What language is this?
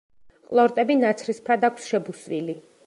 Georgian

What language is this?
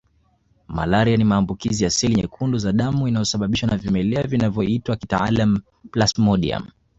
Swahili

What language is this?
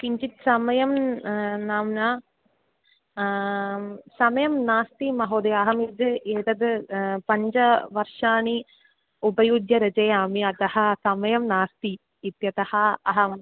Sanskrit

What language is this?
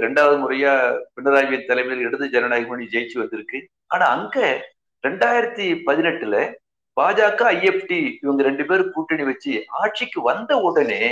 Tamil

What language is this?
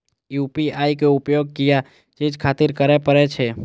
Maithili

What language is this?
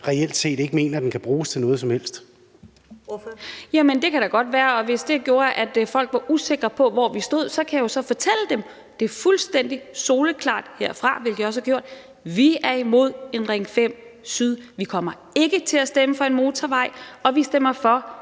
Danish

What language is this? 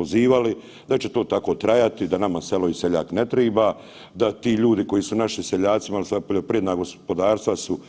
Croatian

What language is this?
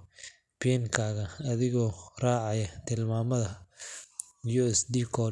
Somali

